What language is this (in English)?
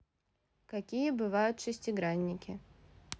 Russian